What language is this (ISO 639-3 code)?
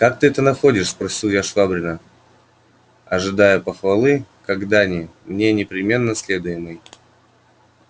rus